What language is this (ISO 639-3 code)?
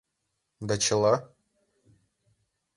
chm